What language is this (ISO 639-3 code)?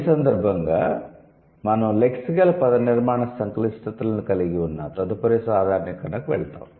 tel